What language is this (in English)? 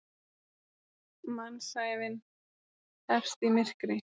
Icelandic